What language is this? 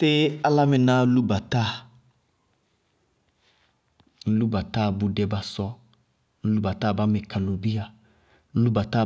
Bago-Kusuntu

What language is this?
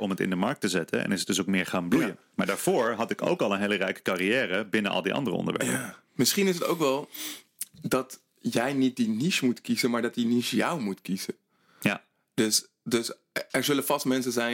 Dutch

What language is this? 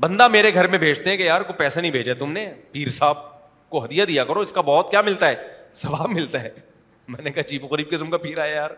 Urdu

